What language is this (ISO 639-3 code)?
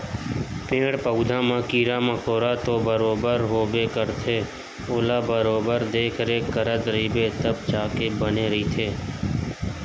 hne